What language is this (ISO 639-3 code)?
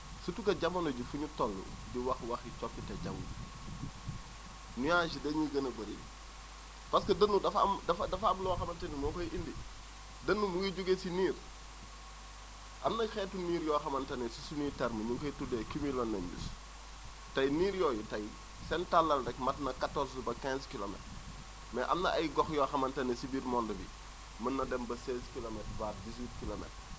wol